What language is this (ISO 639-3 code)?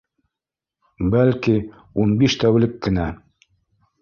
bak